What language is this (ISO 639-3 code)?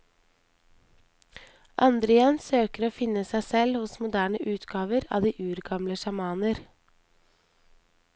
nor